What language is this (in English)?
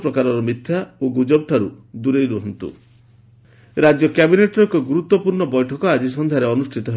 Odia